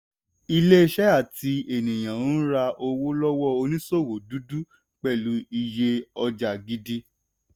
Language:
Yoruba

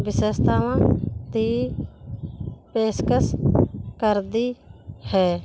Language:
Punjabi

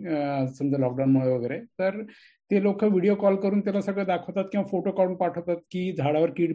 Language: Marathi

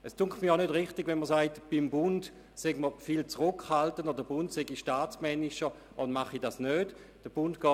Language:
Swiss German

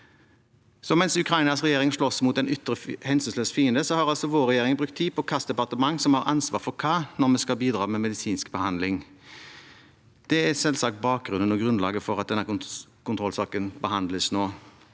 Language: Norwegian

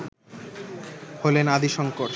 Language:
Bangla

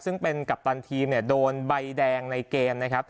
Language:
Thai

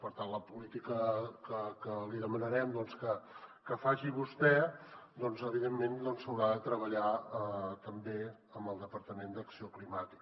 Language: Catalan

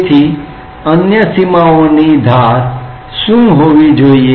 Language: Gujarati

